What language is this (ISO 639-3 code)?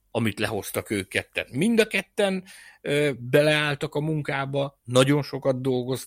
hun